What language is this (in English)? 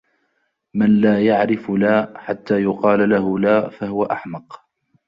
Arabic